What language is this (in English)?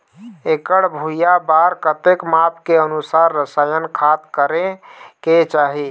Chhattisgarhi